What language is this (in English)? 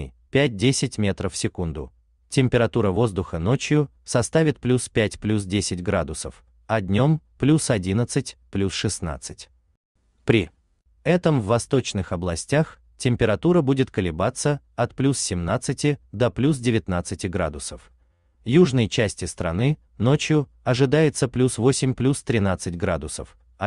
Russian